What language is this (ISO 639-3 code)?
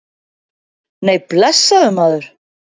isl